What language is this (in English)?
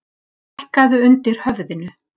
Icelandic